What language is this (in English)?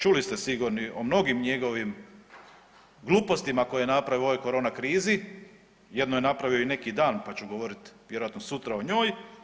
Croatian